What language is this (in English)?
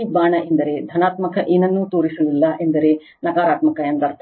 Kannada